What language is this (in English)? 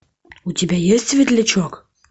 Russian